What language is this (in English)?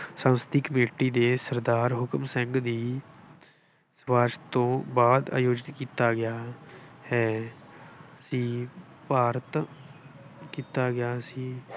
Punjabi